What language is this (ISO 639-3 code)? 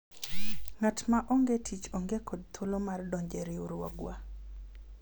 luo